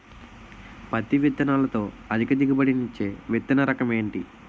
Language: Telugu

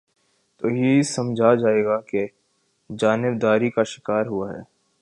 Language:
Urdu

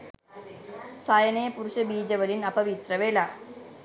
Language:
Sinhala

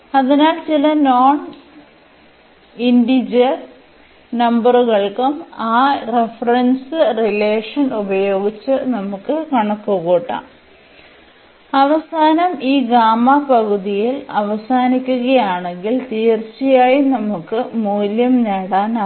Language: Malayalam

